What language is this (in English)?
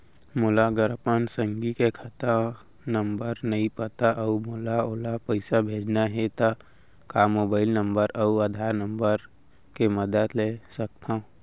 Chhattisgarhi